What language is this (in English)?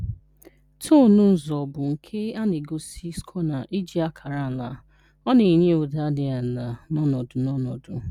Igbo